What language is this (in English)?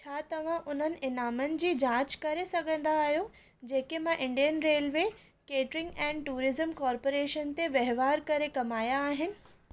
Sindhi